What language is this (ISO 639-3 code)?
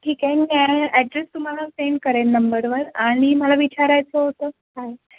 mar